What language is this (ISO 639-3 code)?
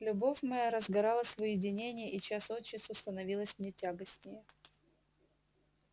rus